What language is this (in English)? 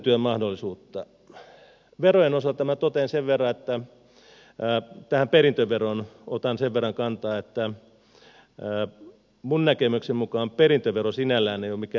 Finnish